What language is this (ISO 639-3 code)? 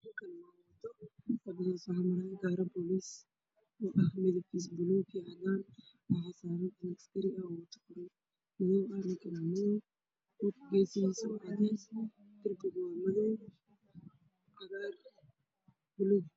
som